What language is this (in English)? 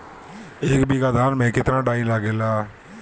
Bhojpuri